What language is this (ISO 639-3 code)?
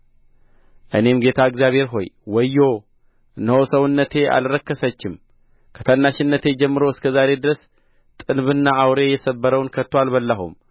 amh